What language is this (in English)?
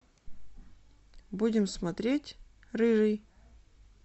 Russian